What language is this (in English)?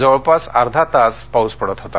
Marathi